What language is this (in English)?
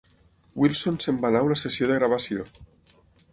Catalan